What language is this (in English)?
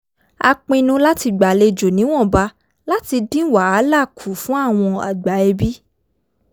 Yoruba